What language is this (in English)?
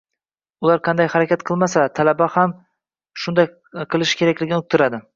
Uzbek